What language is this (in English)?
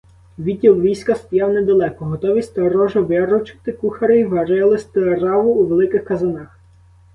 Ukrainian